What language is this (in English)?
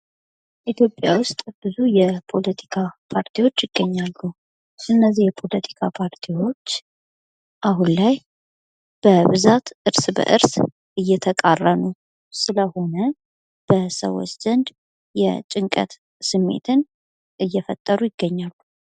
Amharic